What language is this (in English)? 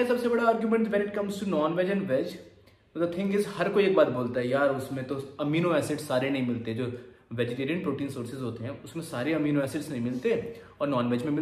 Hindi